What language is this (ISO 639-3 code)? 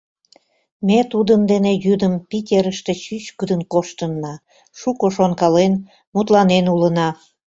chm